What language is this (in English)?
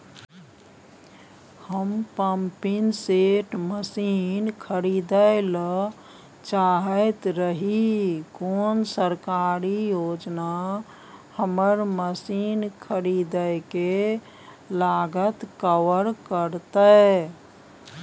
Maithili